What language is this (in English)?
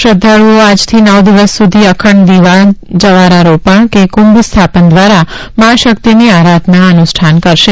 Gujarati